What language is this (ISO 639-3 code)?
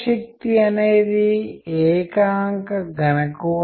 tel